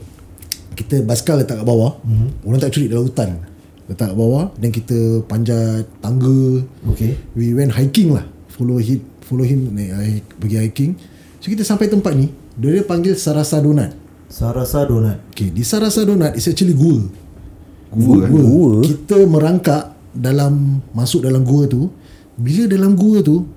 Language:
Malay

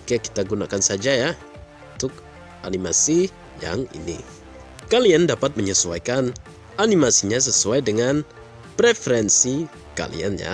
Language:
Indonesian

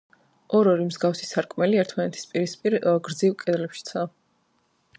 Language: Georgian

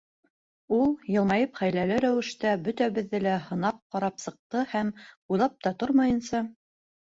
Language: Bashkir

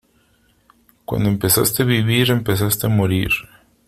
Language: Spanish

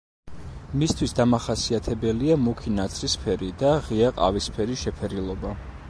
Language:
Georgian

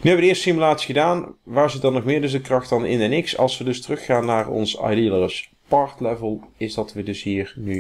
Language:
Dutch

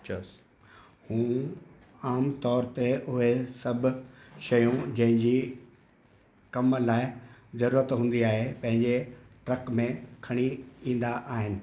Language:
Sindhi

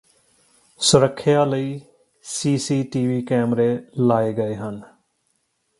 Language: Punjabi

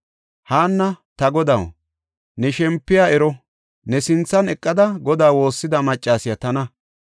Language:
Gofa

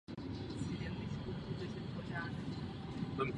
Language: Czech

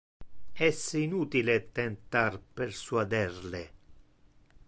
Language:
Interlingua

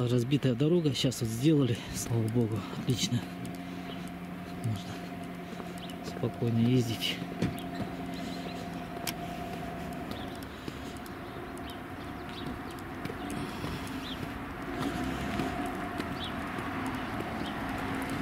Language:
Russian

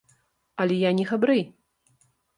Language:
Belarusian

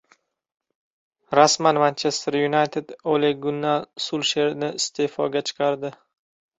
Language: Uzbek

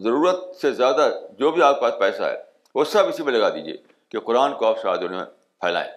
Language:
Urdu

